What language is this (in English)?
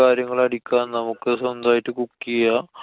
Malayalam